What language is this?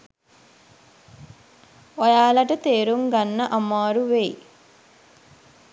Sinhala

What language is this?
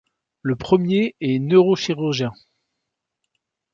French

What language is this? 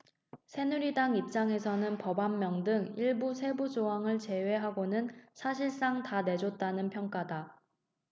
Korean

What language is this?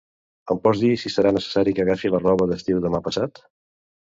Catalan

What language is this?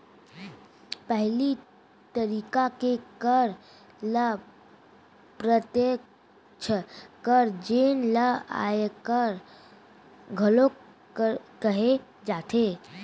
Chhattisgarhi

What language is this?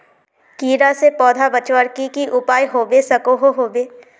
Magahi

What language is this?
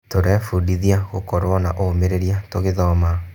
Kikuyu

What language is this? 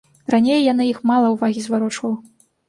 Belarusian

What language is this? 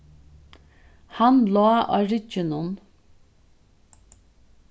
Faroese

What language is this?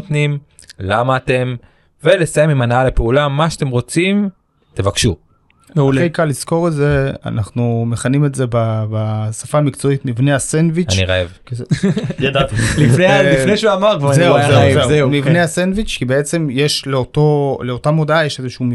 Hebrew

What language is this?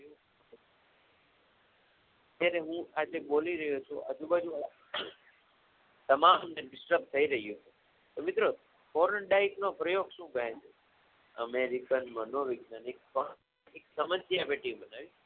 Gujarati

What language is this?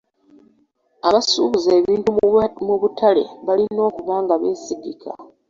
Ganda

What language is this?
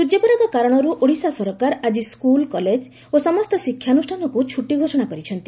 Odia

